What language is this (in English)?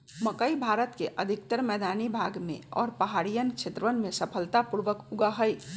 Magahi